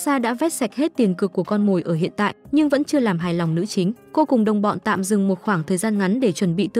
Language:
Vietnamese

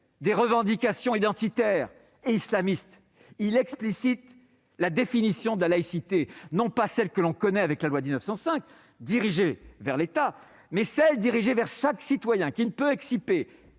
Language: French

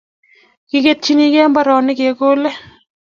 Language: Kalenjin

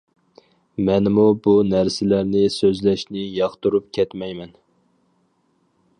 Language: Uyghur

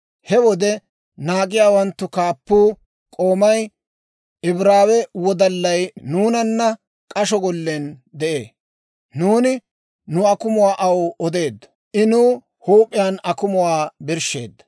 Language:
Dawro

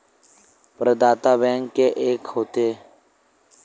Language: Chhattisgarhi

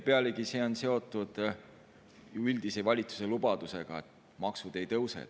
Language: Estonian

